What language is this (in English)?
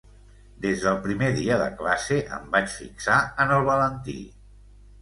Catalan